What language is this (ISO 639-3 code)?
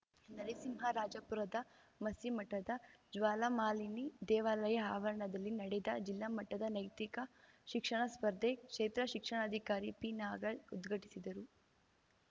kan